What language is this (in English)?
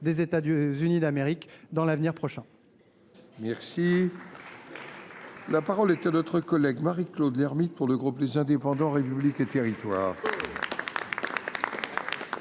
French